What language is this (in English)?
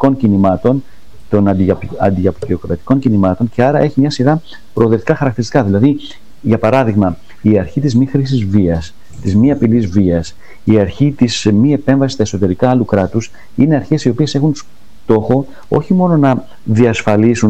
Greek